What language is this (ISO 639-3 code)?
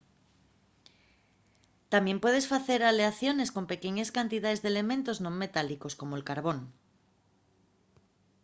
ast